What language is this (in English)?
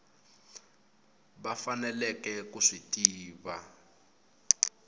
Tsonga